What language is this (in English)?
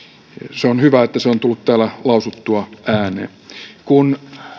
Finnish